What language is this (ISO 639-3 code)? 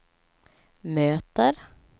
swe